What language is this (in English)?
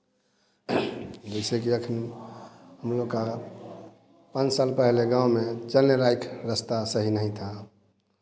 Hindi